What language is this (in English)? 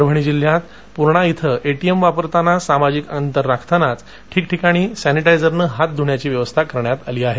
Marathi